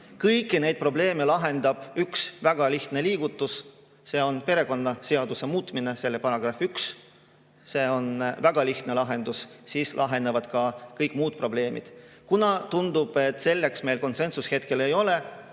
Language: Estonian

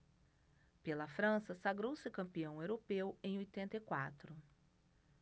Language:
Portuguese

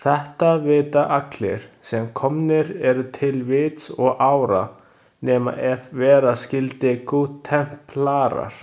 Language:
Icelandic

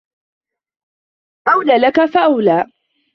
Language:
Arabic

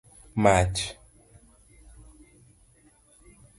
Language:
Luo (Kenya and Tanzania)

